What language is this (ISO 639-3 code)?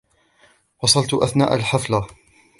ara